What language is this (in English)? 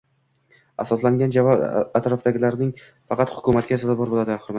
Uzbek